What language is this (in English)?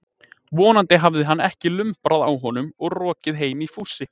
Icelandic